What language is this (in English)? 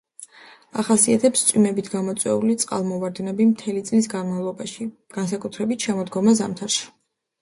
Georgian